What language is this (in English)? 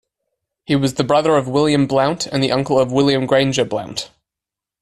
English